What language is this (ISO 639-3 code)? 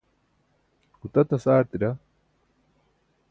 bsk